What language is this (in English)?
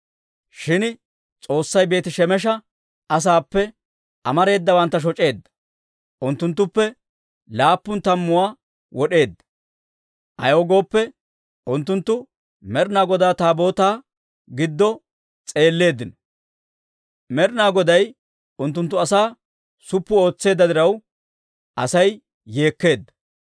Dawro